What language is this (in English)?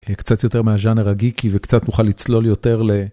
Hebrew